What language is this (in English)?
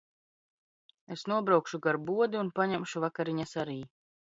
Latvian